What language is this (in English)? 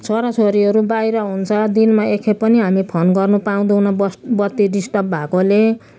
Nepali